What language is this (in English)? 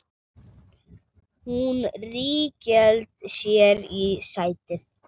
Icelandic